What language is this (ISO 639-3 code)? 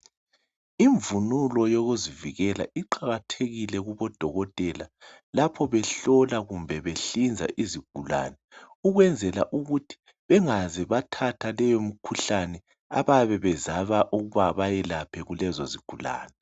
nde